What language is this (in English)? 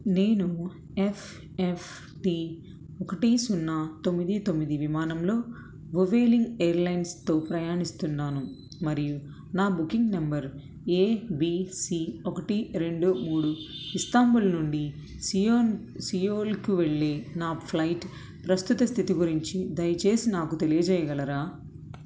Telugu